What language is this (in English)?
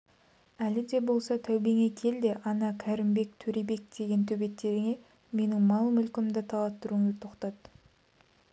Kazakh